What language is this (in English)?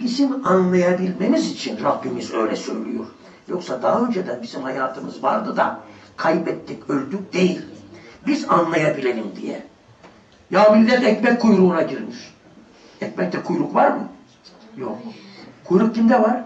Turkish